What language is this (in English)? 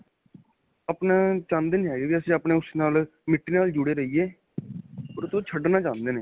Punjabi